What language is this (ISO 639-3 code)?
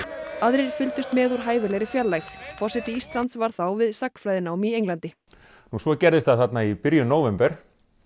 isl